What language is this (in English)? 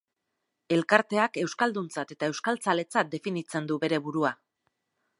Basque